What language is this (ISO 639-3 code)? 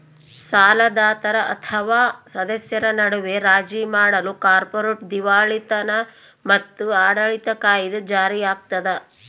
kan